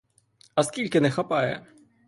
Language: Ukrainian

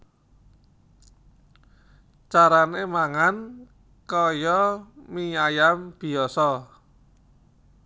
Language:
Javanese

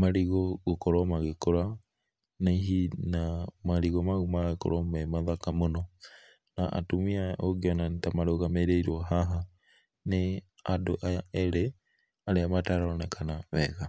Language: Kikuyu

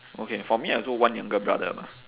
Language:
English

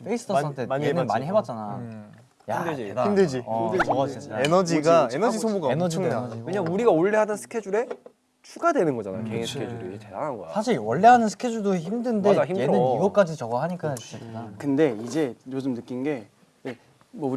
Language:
Korean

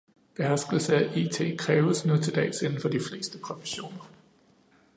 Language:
Danish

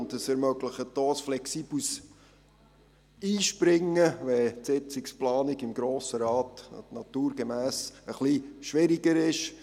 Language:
Swiss German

